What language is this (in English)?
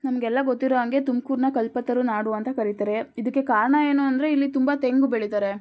Kannada